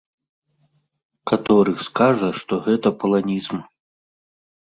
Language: Belarusian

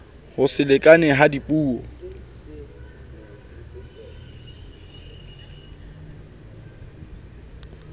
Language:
Southern Sotho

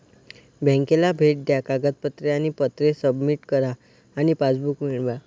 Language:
Marathi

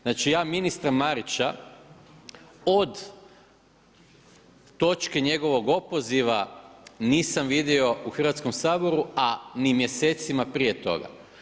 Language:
Croatian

